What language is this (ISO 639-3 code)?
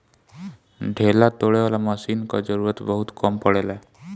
bho